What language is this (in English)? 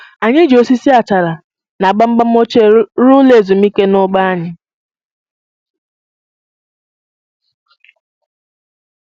Igbo